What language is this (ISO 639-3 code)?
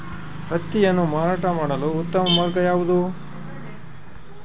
kan